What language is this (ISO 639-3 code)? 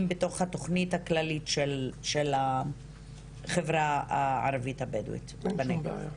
heb